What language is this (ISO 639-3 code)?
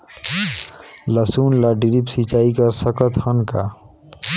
hne